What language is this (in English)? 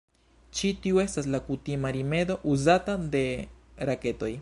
Esperanto